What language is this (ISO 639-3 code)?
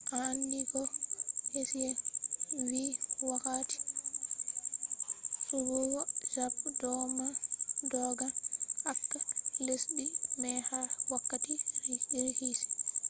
ful